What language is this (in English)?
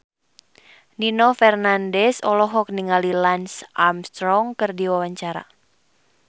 Sundanese